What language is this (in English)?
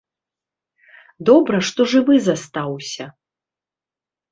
Belarusian